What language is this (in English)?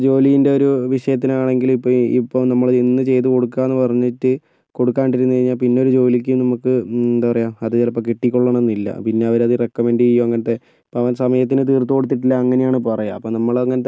Malayalam